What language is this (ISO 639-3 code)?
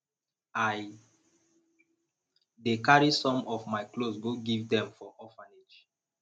pcm